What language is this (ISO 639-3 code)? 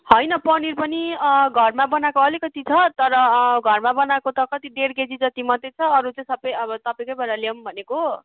nep